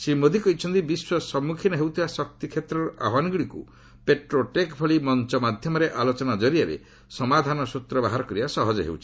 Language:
Odia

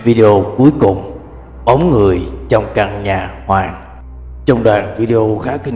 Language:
Vietnamese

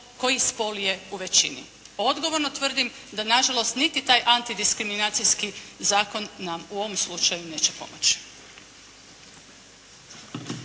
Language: Croatian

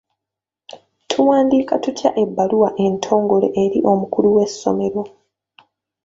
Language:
Ganda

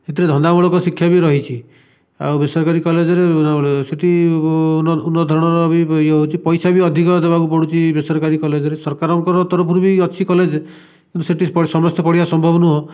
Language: Odia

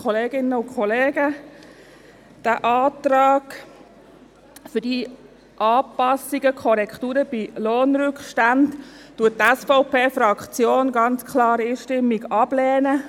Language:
Swiss German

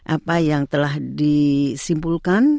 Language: Indonesian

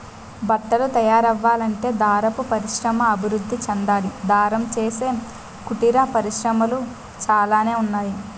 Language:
Telugu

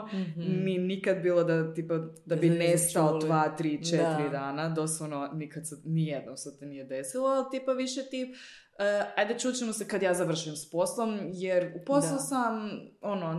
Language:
Croatian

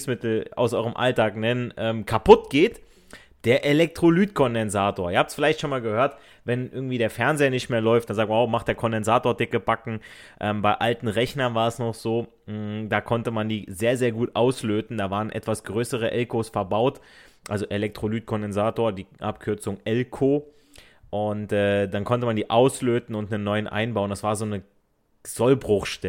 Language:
German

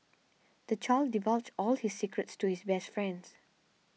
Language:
English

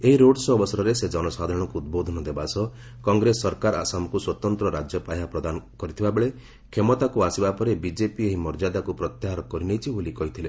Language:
Odia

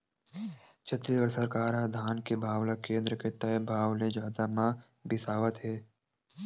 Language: Chhattisgarhi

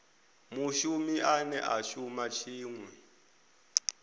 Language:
Venda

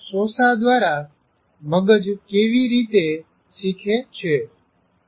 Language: Gujarati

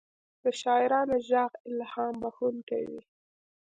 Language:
Pashto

